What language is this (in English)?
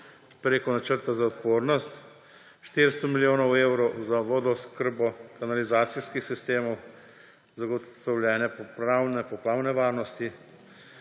Slovenian